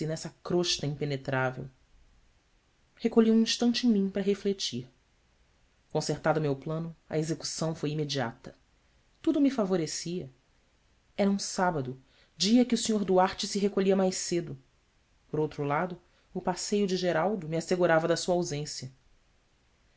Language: Portuguese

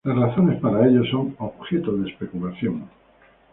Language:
Spanish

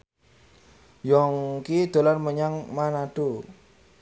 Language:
Javanese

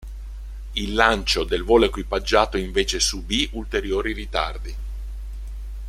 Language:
Italian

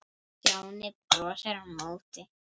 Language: Icelandic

